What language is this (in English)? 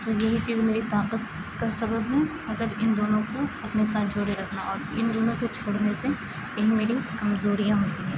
Urdu